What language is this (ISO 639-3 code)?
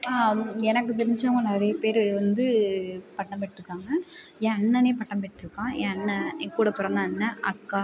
tam